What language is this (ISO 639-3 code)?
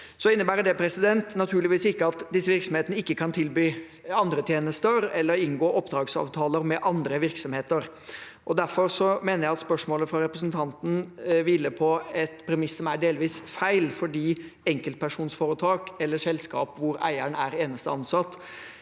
nor